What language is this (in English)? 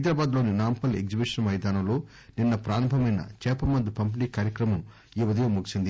Telugu